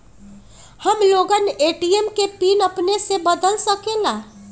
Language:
Magahi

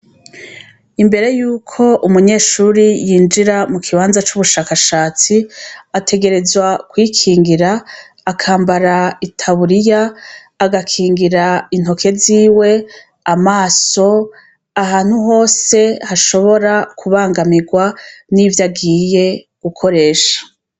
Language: Rundi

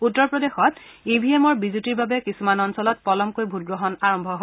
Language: Assamese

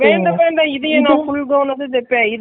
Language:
Tamil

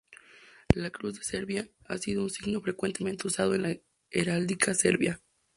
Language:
Spanish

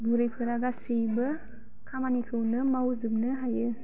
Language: Bodo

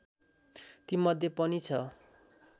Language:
Nepali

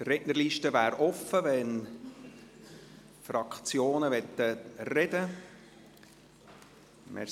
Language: Swiss German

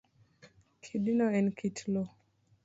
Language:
Luo (Kenya and Tanzania)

